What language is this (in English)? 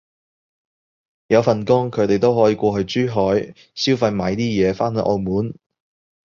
Cantonese